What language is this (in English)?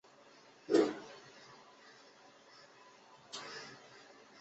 Chinese